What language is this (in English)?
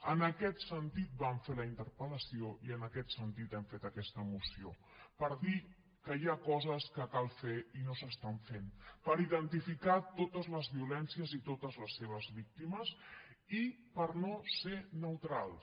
Catalan